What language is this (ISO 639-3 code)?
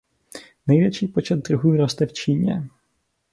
ces